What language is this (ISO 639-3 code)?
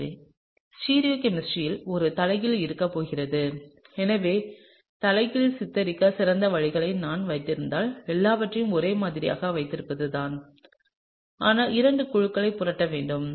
tam